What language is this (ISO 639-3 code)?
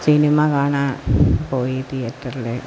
mal